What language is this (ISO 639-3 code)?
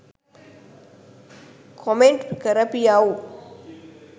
sin